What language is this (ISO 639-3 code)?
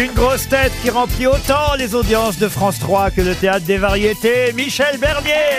fra